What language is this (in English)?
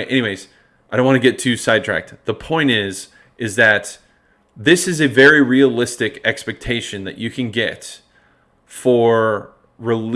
English